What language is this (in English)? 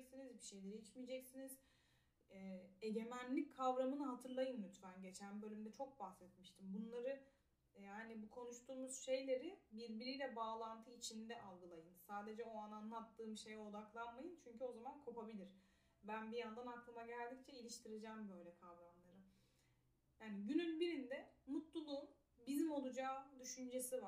Turkish